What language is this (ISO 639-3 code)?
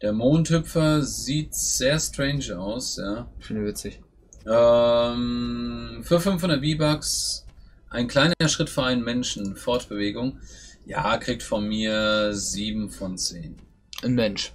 deu